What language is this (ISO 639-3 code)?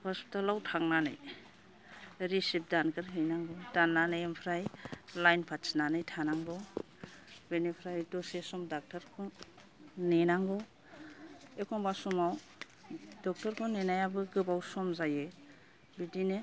brx